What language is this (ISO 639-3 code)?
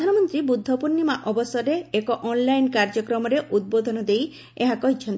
ori